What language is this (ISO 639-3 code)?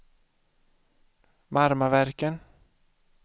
swe